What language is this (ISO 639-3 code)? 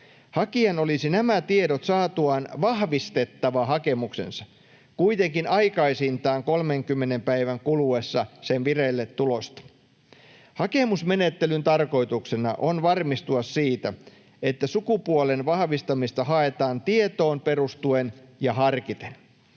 fin